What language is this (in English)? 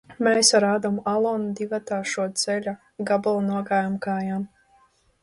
Latvian